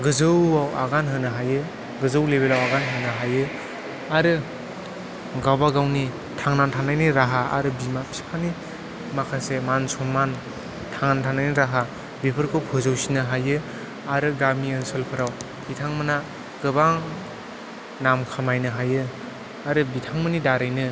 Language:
Bodo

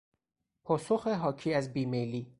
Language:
Persian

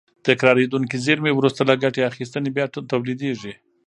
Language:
Pashto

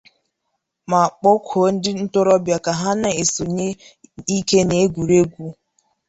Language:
Igbo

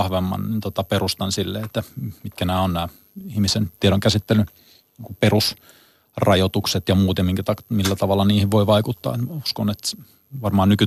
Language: Finnish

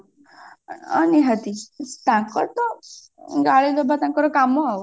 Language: Odia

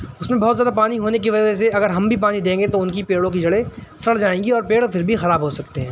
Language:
Urdu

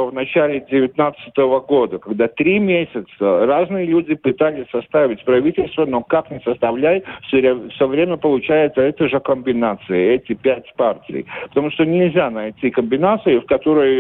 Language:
Russian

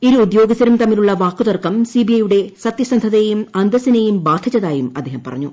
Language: Malayalam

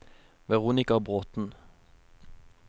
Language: Norwegian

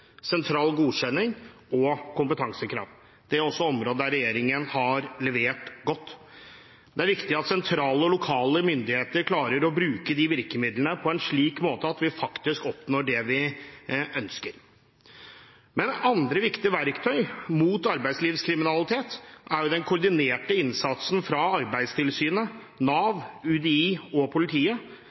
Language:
Norwegian Bokmål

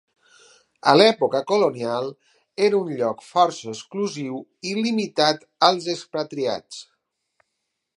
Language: Catalan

